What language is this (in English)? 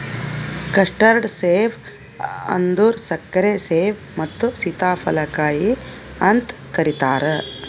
Kannada